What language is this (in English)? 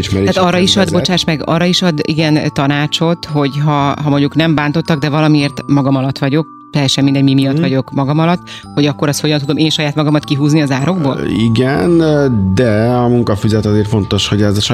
Hungarian